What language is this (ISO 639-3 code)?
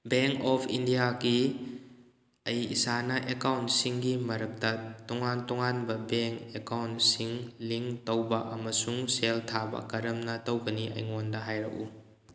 mni